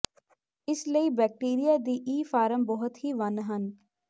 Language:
Punjabi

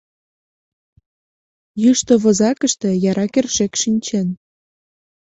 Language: Mari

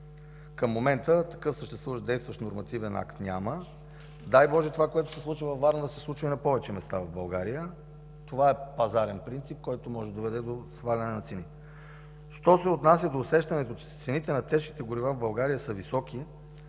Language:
Bulgarian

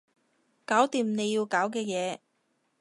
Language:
Cantonese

